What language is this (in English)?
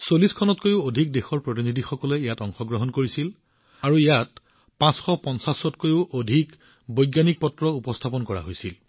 Assamese